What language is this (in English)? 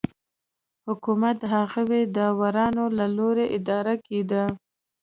Pashto